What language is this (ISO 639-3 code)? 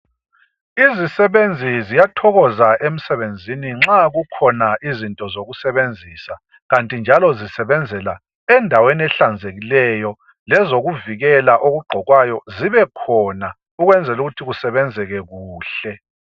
nde